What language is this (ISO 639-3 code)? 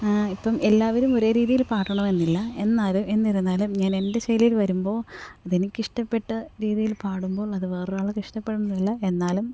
mal